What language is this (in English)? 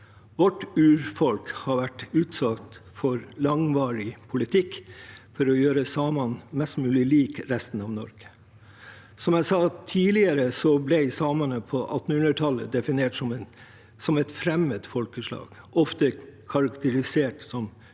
Norwegian